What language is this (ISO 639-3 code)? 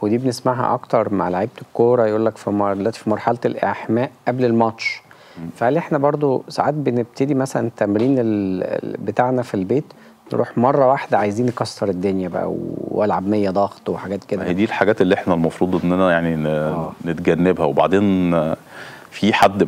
ara